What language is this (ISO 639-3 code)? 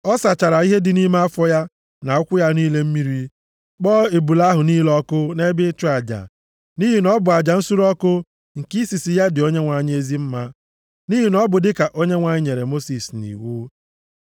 ibo